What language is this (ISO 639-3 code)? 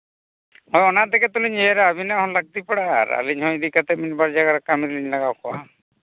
sat